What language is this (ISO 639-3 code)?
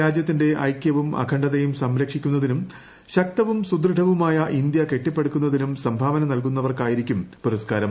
mal